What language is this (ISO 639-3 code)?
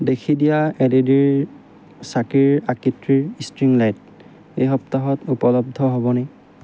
asm